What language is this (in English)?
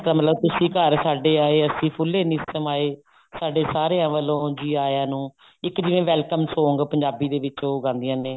Punjabi